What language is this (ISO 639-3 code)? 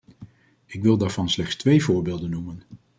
nld